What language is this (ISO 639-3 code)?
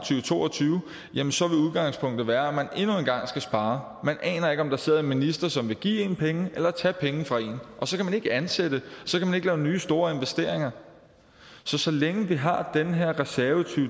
dan